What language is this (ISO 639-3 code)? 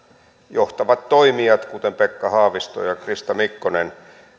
fin